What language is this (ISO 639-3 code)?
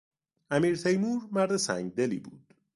fas